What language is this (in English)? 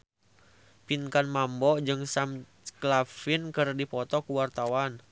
Sundanese